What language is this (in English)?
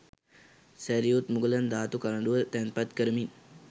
Sinhala